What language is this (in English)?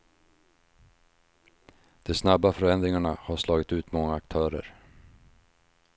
Swedish